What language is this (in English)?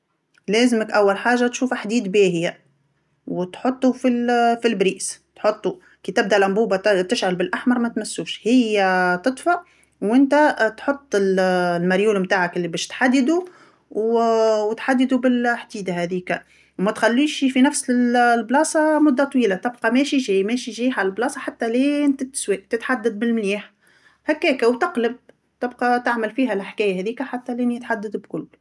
Tunisian Arabic